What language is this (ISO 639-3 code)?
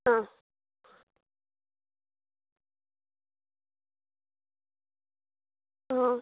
kan